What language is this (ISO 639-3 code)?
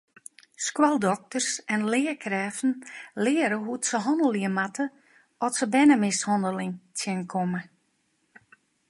fry